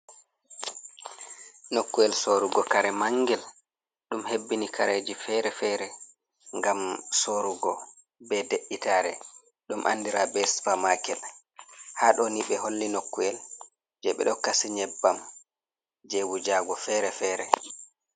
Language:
Fula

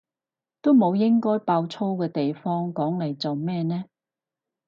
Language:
Cantonese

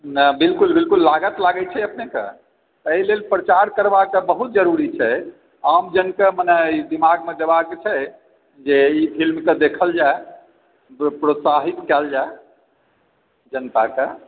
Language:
Maithili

